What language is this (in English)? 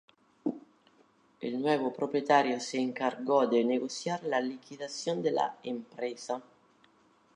Spanish